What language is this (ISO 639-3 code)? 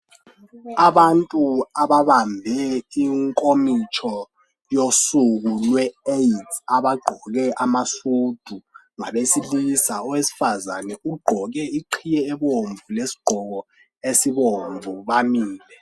nde